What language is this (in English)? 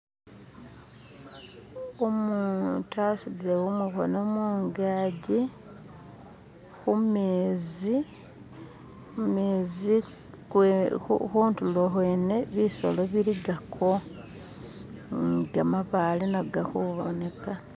Masaaba